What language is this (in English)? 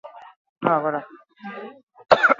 Basque